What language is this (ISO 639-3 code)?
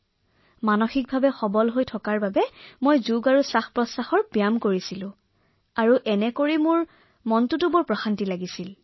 asm